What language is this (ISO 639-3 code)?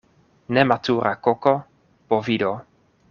epo